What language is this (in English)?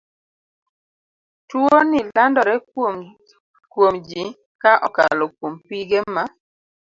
Luo (Kenya and Tanzania)